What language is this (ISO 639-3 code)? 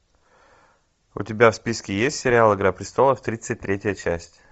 rus